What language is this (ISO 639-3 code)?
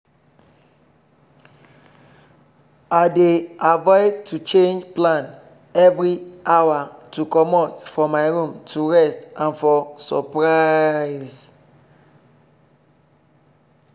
pcm